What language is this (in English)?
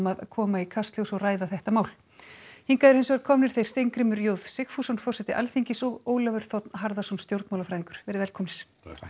Icelandic